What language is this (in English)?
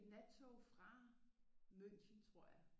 Danish